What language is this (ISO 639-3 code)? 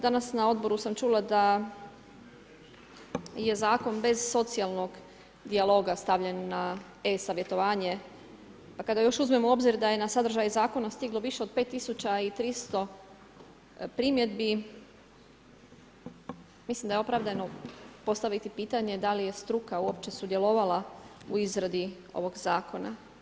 hrv